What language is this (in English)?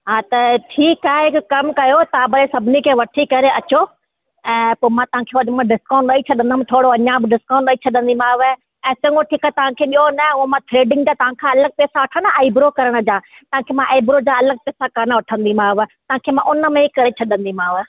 Sindhi